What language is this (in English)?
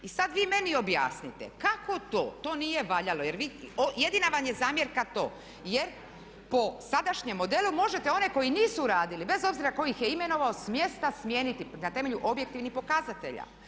Croatian